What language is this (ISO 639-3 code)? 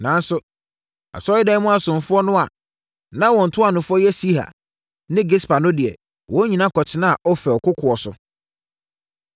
aka